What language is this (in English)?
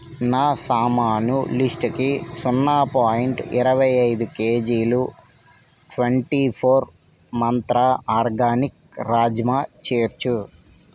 Telugu